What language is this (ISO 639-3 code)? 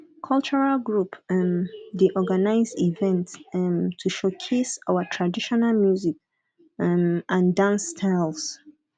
pcm